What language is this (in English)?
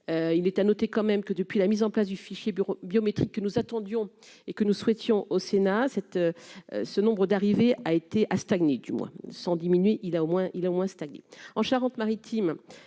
French